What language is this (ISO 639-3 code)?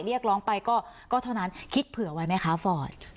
tha